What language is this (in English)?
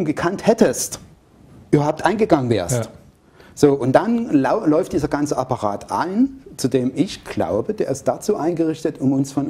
German